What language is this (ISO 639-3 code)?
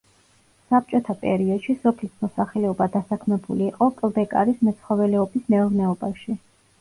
kat